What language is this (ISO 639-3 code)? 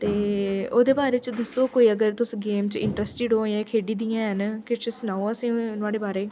doi